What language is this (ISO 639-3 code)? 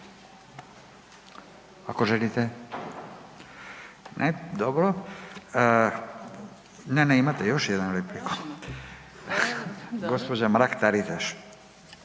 hrv